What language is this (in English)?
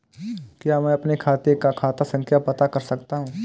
Hindi